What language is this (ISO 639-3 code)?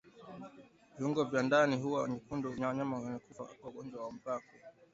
swa